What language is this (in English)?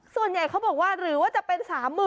Thai